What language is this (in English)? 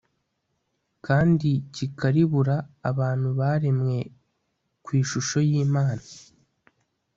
Kinyarwanda